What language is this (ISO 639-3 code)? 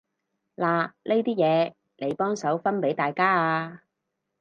yue